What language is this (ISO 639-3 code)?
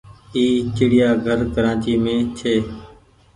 gig